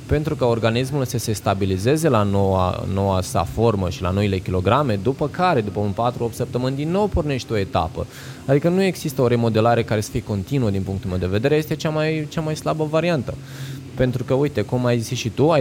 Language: Romanian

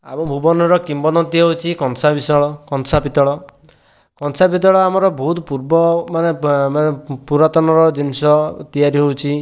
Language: Odia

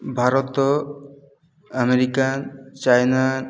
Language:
Odia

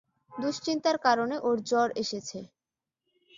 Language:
Bangla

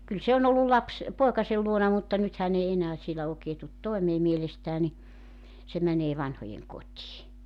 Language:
Finnish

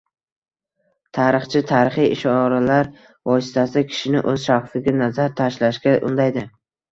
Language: Uzbek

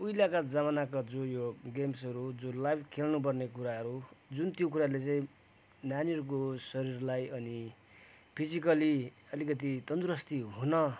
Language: Nepali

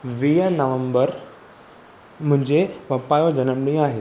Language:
Sindhi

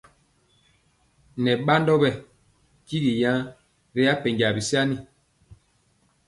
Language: Mpiemo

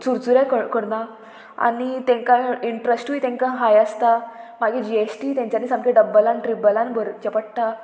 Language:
Konkani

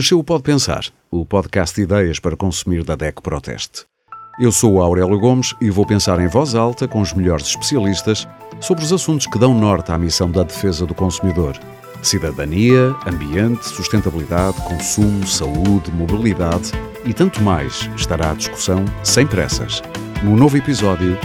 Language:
Portuguese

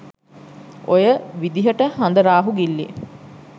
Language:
Sinhala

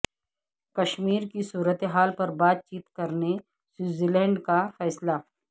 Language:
Urdu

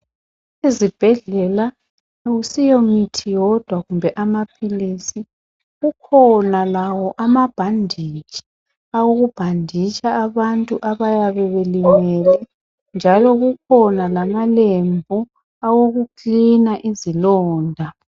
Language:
North Ndebele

